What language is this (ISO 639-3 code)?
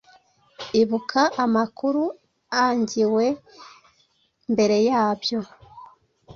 kin